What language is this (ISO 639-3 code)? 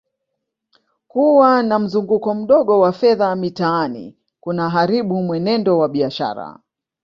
swa